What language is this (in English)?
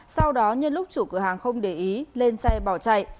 Vietnamese